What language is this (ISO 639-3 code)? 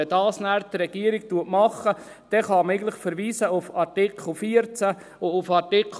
gsw